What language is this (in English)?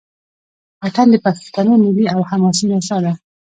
Pashto